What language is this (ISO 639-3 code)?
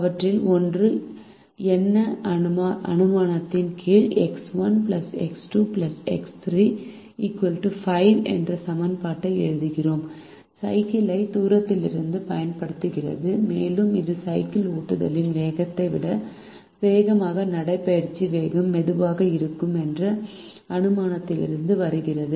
tam